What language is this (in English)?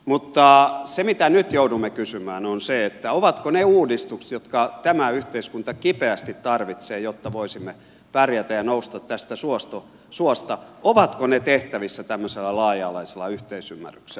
Finnish